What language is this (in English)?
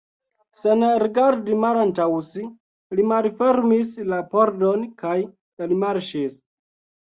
Esperanto